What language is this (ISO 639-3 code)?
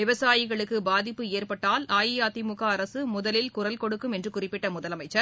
tam